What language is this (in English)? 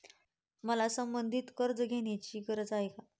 Marathi